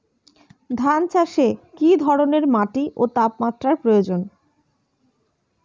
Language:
Bangla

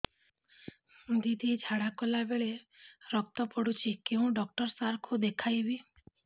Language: Odia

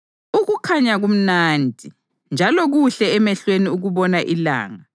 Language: North Ndebele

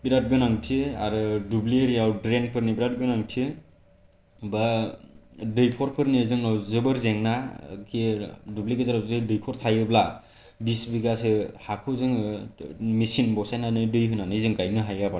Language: Bodo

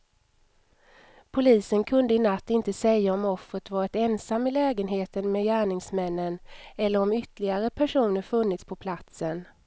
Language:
Swedish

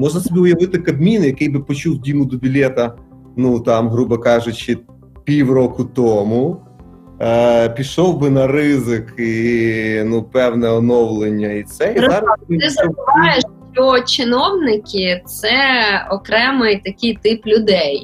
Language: Ukrainian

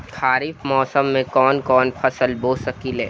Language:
Bhojpuri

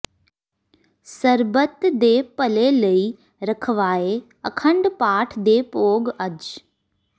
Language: Punjabi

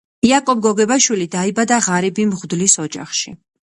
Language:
Georgian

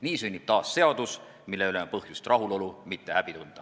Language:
Estonian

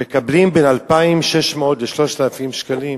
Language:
Hebrew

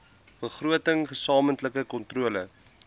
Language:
Afrikaans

